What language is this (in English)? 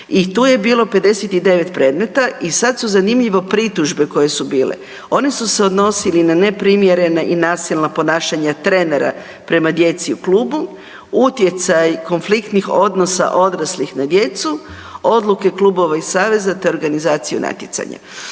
Croatian